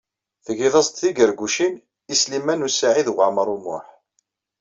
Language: Kabyle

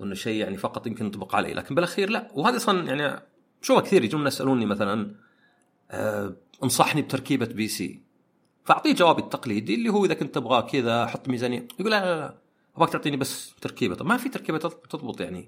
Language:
Arabic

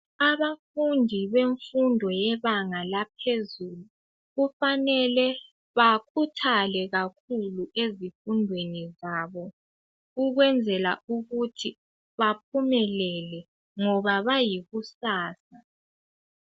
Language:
North Ndebele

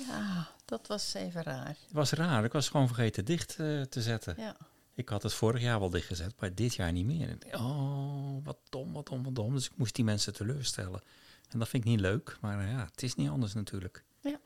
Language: Dutch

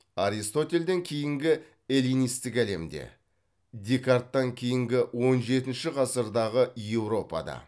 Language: Kazakh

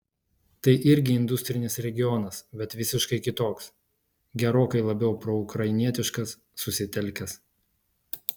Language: Lithuanian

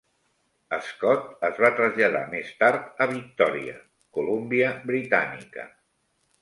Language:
Catalan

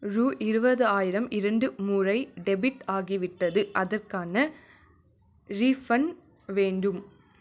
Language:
Tamil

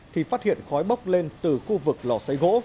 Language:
Vietnamese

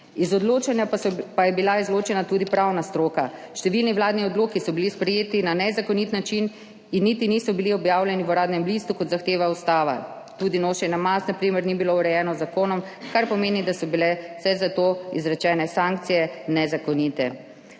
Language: Slovenian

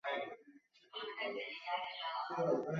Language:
Chinese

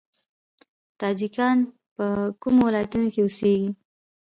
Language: Pashto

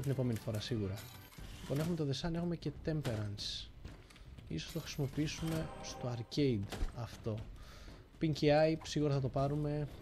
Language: Greek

